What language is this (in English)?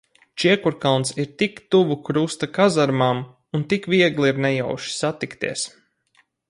Latvian